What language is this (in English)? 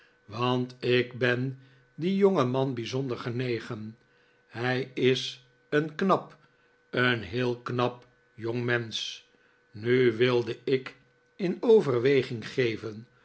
Dutch